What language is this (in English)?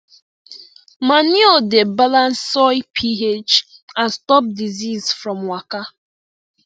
Nigerian Pidgin